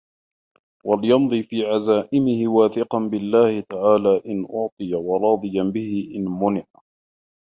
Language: Arabic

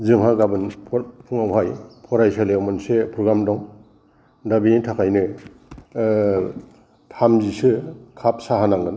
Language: Bodo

